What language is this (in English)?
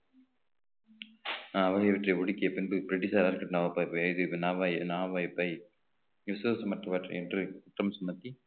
Tamil